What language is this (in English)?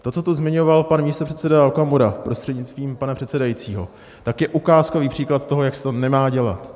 Czech